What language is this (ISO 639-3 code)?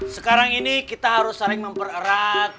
ind